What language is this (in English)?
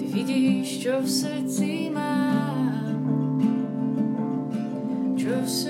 Slovak